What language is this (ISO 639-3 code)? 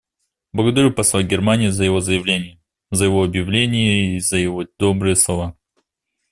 rus